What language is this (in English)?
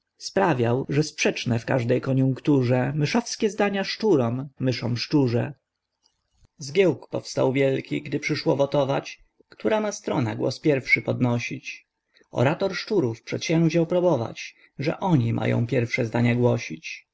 Polish